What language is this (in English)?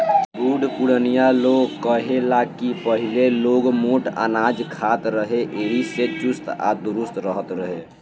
Bhojpuri